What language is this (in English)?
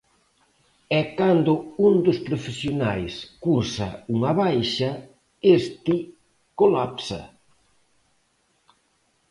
Galician